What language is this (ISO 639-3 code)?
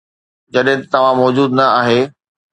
snd